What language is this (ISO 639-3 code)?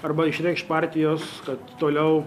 lit